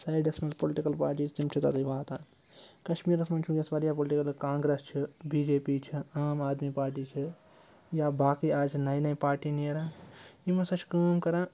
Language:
Kashmiri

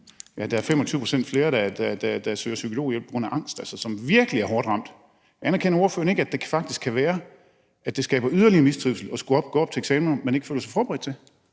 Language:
Danish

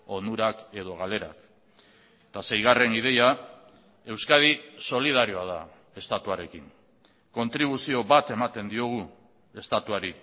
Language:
Basque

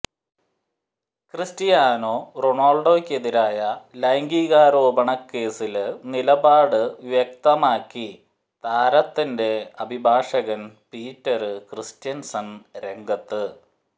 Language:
Malayalam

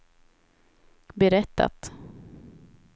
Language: Swedish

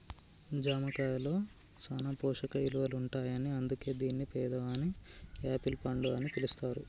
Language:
Telugu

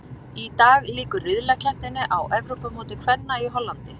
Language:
Icelandic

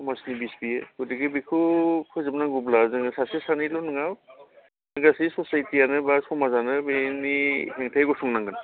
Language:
Bodo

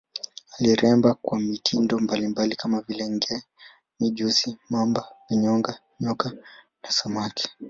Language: Swahili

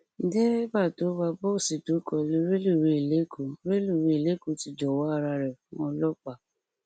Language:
Yoruba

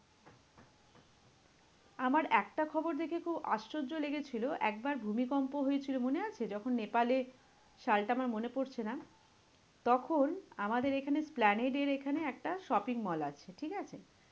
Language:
Bangla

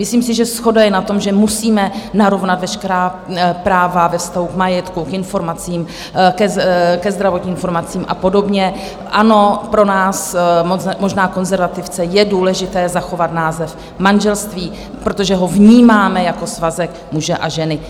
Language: Czech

